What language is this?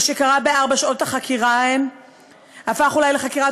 Hebrew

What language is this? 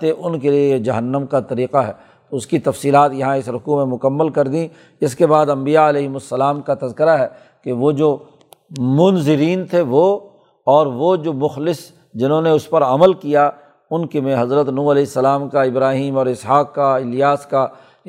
Urdu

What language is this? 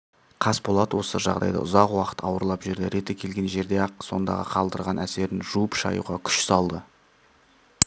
Kazakh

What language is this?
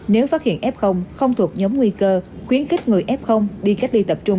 Vietnamese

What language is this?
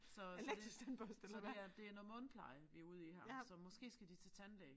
Danish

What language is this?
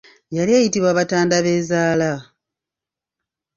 Ganda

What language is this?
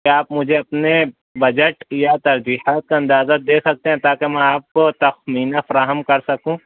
Urdu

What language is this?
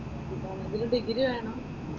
Malayalam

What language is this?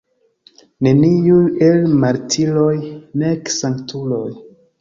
Esperanto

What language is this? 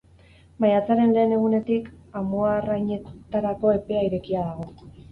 Basque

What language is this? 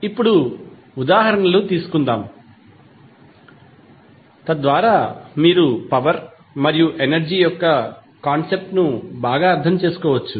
Telugu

